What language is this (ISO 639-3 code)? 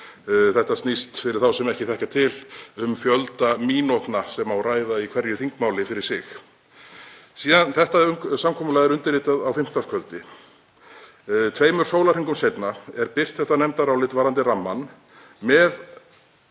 isl